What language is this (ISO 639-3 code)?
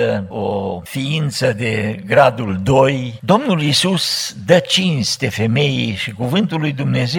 ron